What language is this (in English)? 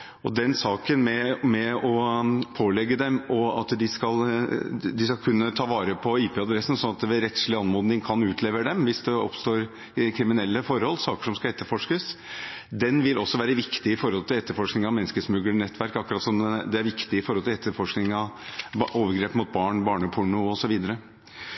Norwegian Bokmål